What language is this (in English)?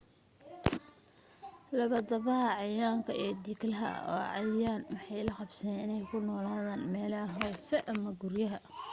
Somali